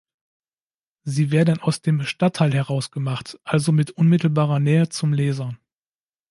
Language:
German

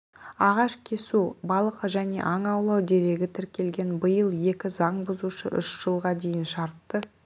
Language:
Kazakh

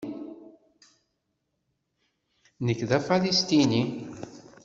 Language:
Kabyle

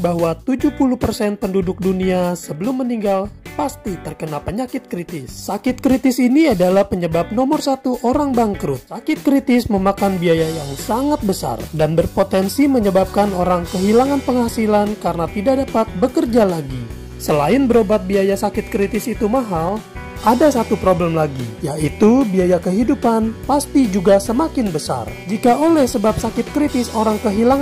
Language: Indonesian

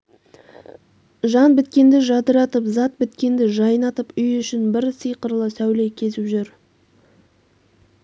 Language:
Kazakh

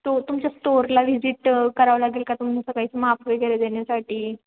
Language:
Marathi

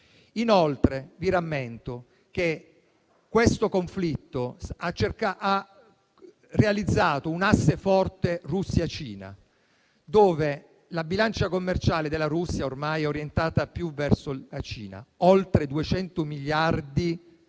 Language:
Italian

